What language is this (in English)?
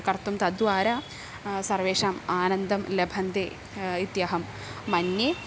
Sanskrit